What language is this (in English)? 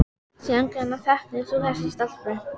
Icelandic